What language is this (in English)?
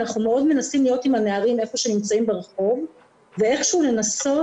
Hebrew